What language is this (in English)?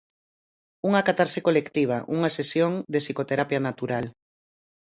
Galician